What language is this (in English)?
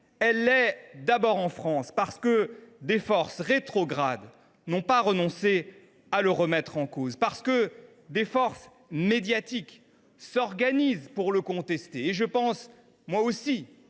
French